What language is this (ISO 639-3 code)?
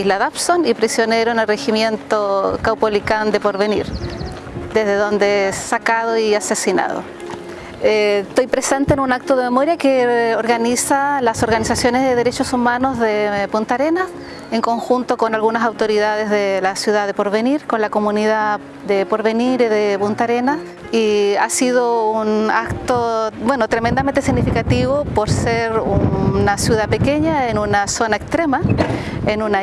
spa